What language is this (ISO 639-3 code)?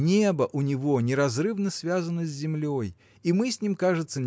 rus